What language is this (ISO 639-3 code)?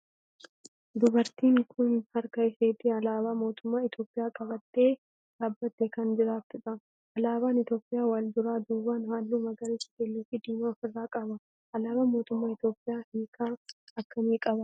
orm